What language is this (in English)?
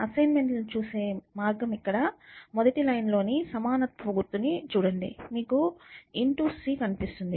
Telugu